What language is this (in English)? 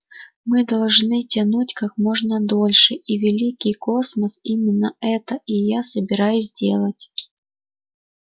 Russian